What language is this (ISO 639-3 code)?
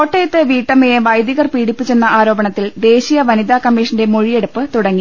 mal